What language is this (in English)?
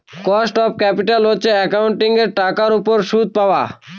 Bangla